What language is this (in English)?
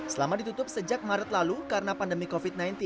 Indonesian